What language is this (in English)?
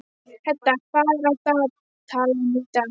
Icelandic